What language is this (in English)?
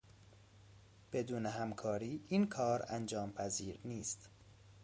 Persian